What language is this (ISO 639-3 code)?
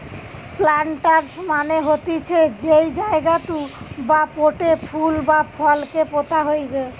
ben